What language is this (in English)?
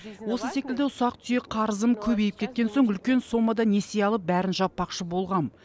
Kazakh